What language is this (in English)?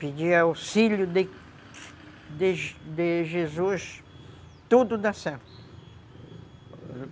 Portuguese